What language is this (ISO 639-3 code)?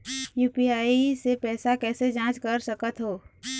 hne